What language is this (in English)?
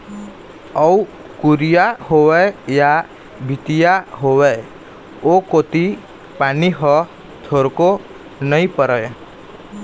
Chhattisgarhi